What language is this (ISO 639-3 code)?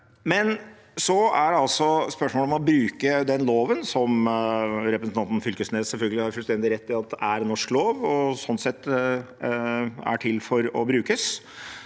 nor